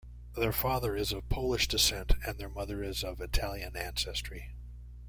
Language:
English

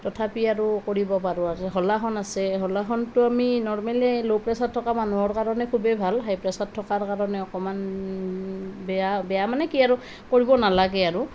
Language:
Assamese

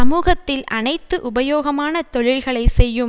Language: Tamil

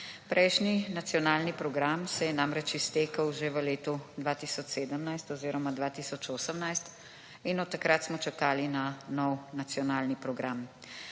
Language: Slovenian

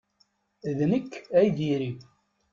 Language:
Kabyle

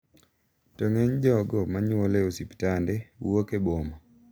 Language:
Luo (Kenya and Tanzania)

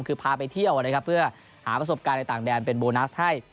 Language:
Thai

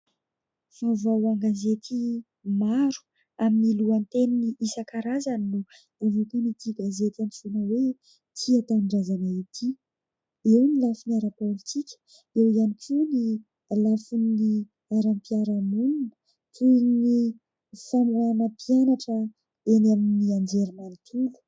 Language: Malagasy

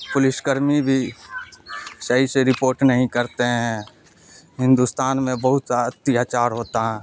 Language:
Urdu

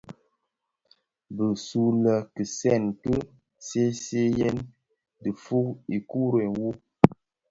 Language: Bafia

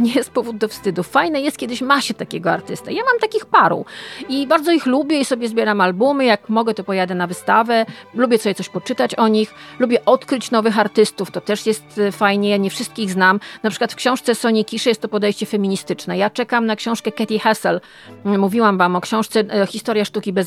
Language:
Polish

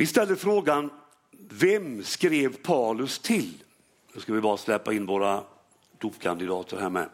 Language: Swedish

